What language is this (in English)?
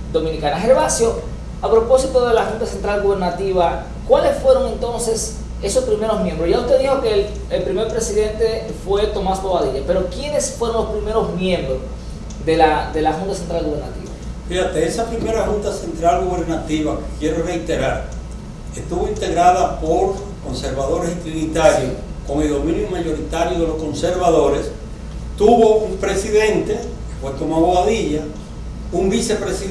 Spanish